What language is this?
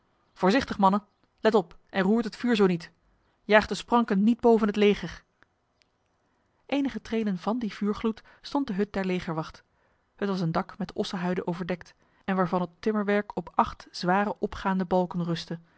Dutch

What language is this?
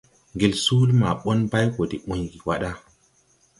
Tupuri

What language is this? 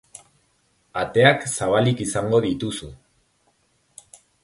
Basque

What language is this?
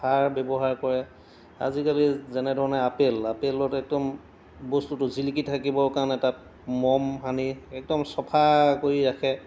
Assamese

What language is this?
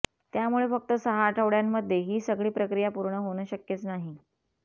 Marathi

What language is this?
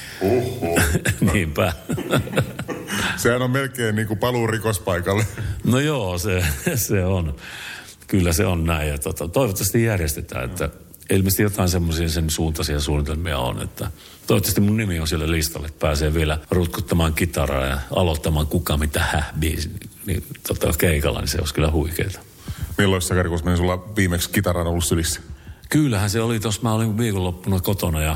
Finnish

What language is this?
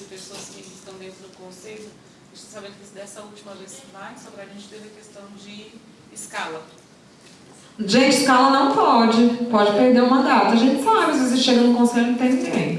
Portuguese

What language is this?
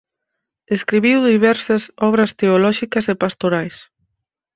Galician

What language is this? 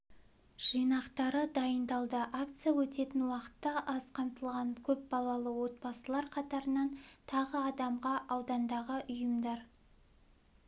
Kazakh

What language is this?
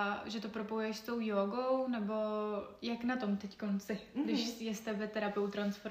Czech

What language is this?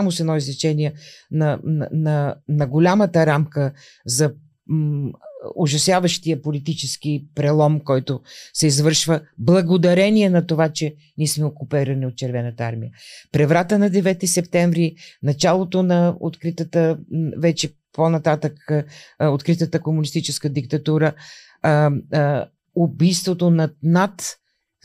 Bulgarian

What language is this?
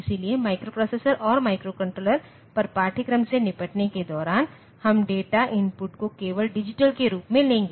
Hindi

